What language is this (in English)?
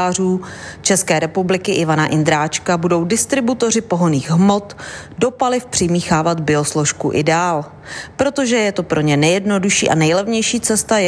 Czech